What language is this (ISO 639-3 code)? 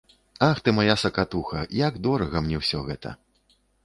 bel